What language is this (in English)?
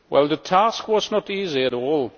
English